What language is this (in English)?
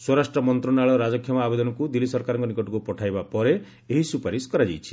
Odia